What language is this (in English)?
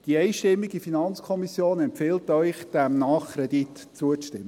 Swiss German